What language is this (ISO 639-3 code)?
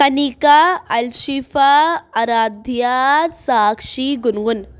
urd